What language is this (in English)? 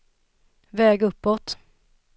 Swedish